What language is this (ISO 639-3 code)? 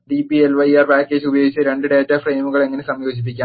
mal